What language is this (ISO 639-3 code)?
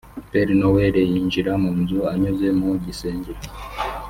kin